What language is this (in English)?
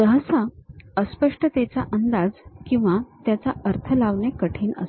Marathi